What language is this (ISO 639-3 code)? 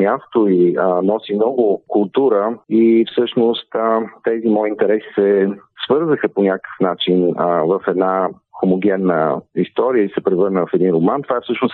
bul